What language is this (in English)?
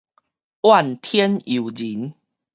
Min Nan Chinese